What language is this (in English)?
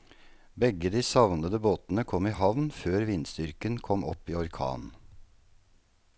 Norwegian